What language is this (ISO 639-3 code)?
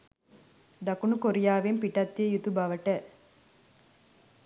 sin